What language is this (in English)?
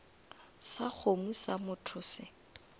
Northern Sotho